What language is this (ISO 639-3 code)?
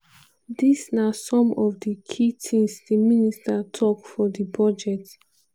pcm